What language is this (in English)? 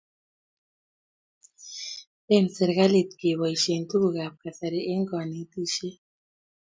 Kalenjin